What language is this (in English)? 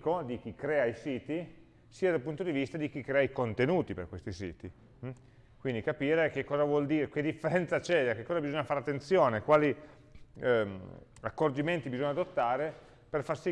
Italian